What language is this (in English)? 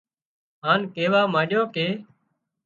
Wadiyara Koli